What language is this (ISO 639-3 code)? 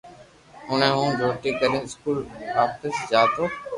lrk